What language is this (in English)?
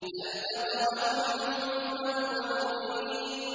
Arabic